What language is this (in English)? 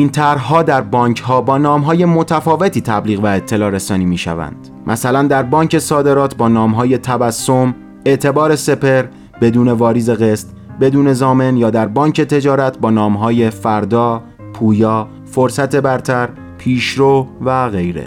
Persian